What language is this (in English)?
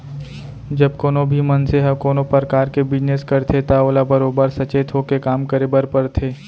Chhattisgarhi